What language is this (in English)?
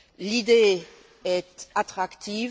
French